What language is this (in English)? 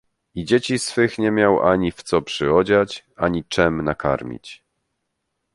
Polish